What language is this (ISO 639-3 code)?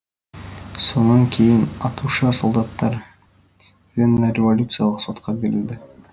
kaz